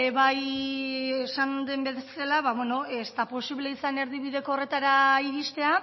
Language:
Basque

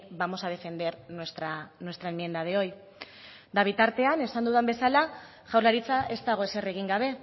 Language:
Basque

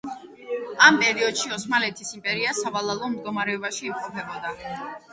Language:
Georgian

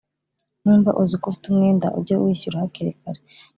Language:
Kinyarwanda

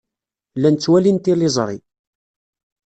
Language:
Kabyle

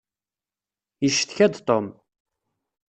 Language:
Kabyle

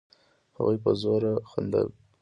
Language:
Pashto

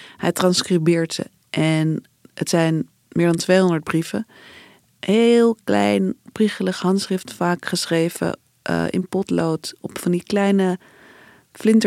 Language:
Dutch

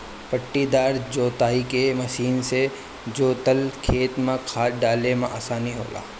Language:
Bhojpuri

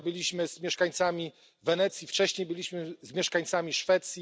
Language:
Polish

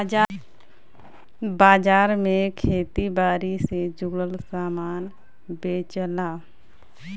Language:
Bhojpuri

